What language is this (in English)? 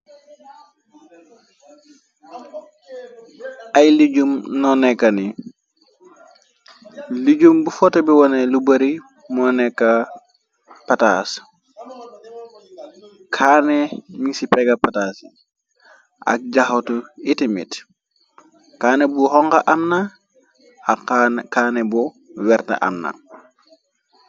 Wolof